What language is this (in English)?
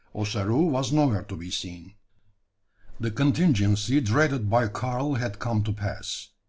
English